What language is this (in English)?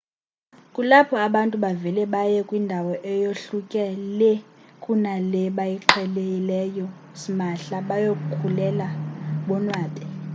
Xhosa